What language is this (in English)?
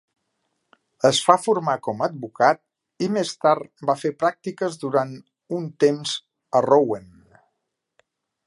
Catalan